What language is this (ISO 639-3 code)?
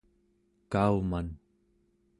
esu